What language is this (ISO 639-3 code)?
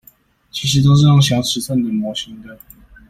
zho